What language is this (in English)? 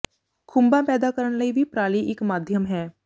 Punjabi